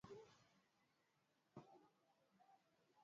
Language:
Swahili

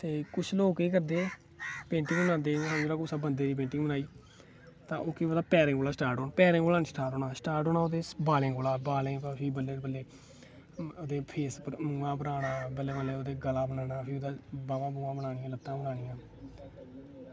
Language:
Dogri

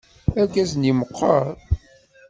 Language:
Kabyle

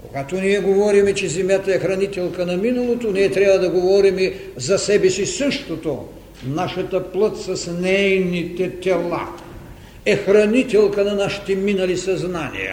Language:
Bulgarian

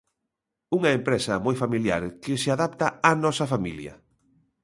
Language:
Galician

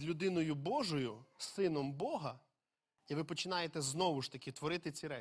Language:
Ukrainian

